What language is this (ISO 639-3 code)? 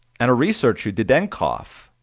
eng